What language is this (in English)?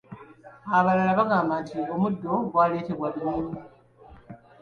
Ganda